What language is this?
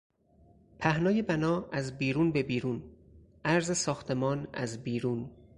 Persian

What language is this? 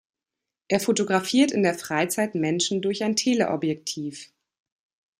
German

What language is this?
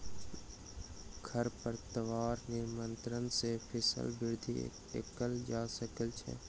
Maithili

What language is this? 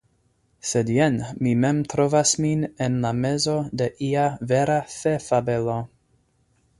Esperanto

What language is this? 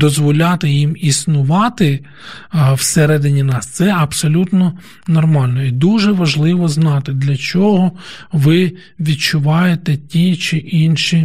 Ukrainian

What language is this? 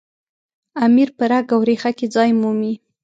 Pashto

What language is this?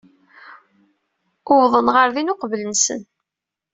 Kabyle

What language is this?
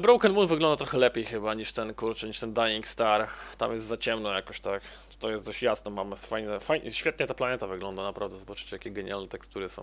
Polish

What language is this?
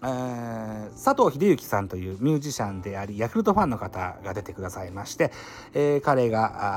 Japanese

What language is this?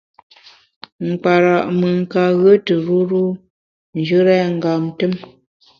Bamun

